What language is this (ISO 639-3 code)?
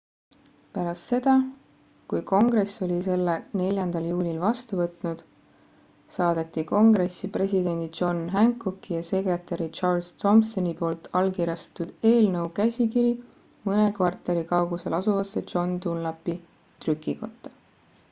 est